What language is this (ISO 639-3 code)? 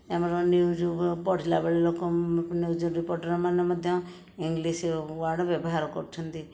ori